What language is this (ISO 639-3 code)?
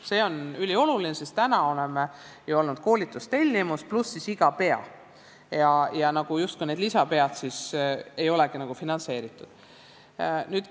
est